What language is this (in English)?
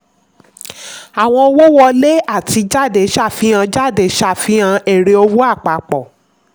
Yoruba